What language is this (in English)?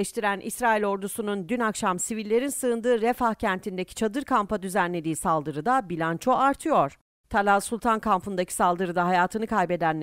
Turkish